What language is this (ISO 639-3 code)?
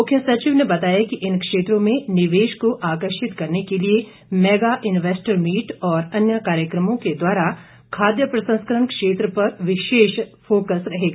hin